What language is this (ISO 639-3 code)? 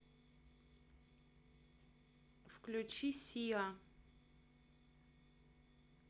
rus